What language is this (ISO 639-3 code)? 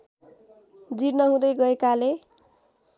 nep